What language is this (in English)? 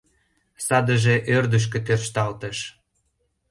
Mari